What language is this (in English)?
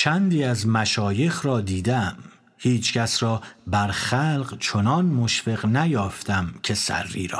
Persian